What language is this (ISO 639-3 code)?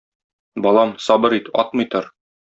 tat